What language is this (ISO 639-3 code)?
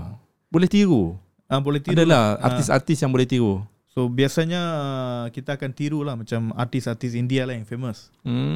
msa